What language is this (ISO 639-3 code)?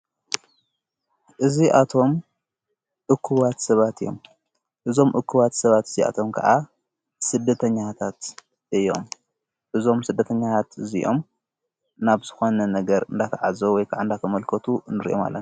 tir